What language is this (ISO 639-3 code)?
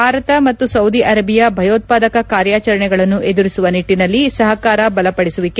kan